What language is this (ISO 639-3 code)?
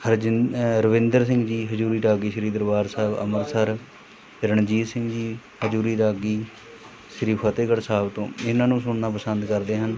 pan